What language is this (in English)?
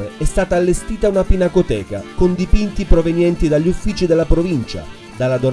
Italian